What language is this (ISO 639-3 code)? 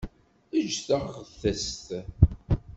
kab